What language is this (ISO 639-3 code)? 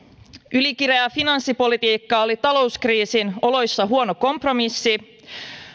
fin